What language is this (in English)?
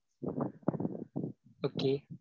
Tamil